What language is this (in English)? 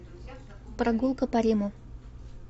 Russian